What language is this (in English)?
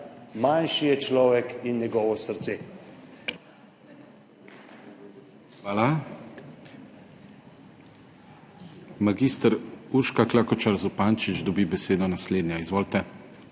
Slovenian